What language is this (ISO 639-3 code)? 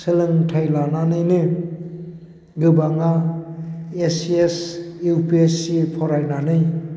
brx